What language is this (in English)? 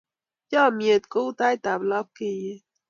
Kalenjin